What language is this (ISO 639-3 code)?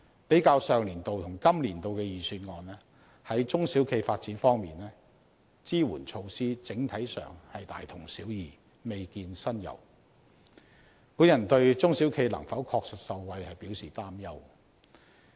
yue